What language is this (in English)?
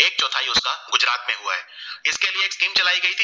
Gujarati